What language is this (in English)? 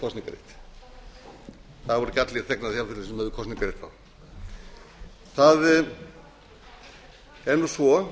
Icelandic